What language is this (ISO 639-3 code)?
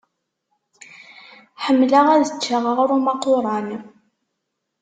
kab